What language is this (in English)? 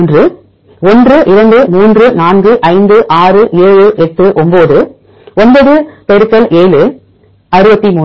Tamil